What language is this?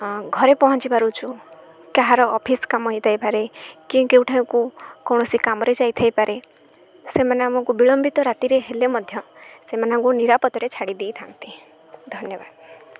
Odia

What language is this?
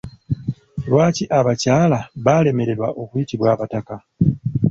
Ganda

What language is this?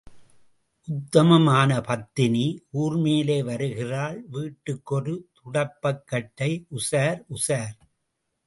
Tamil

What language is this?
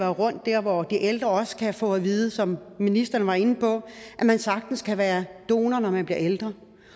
Danish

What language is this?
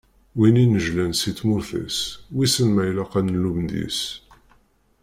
Kabyle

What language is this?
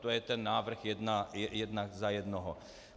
Czech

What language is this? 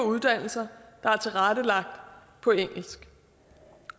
Danish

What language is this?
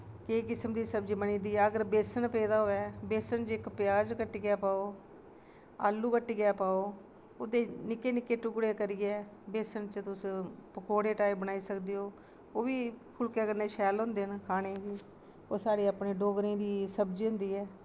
Dogri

